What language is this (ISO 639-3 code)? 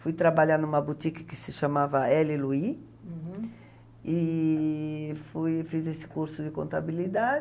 por